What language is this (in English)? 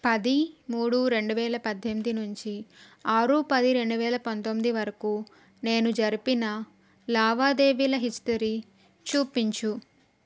Telugu